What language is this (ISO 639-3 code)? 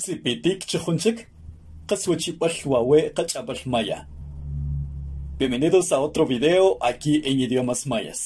spa